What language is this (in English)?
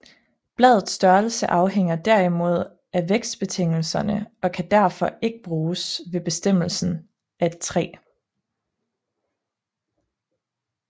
Danish